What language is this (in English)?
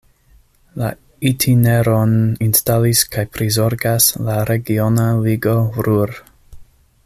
Esperanto